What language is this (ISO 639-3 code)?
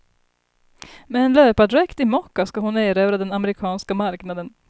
swe